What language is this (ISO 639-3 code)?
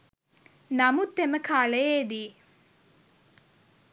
sin